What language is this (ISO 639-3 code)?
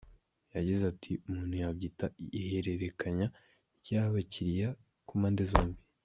kin